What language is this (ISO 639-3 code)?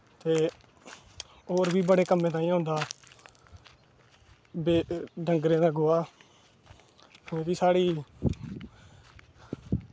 doi